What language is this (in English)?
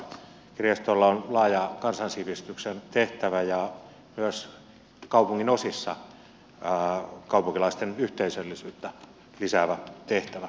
Finnish